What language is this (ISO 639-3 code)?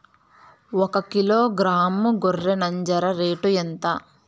tel